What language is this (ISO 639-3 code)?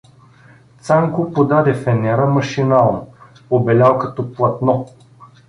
bul